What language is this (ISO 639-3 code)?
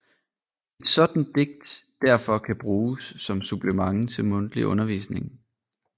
dan